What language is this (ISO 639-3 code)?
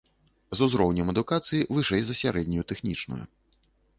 bel